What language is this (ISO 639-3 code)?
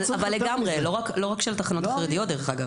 heb